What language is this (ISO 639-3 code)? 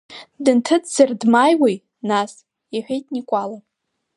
abk